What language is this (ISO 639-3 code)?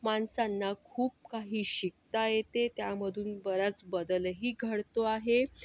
mar